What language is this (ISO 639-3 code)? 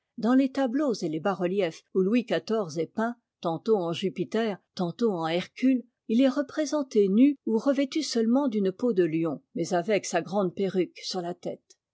fra